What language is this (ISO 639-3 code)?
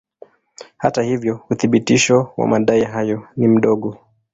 swa